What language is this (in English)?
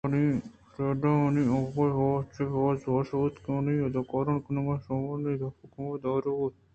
Eastern Balochi